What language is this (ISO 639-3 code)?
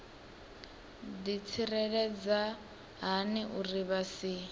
ven